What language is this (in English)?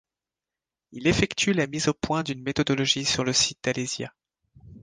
French